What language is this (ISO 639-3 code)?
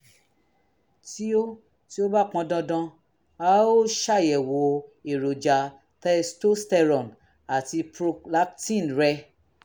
yor